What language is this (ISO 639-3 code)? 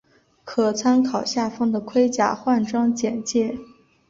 zho